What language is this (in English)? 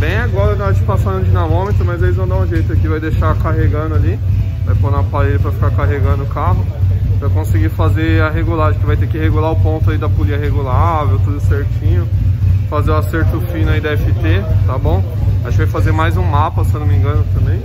Portuguese